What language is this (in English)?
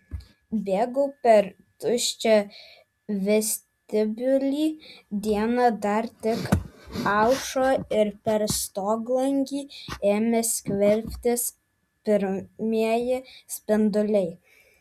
Lithuanian